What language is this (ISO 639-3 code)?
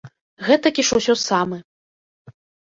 bel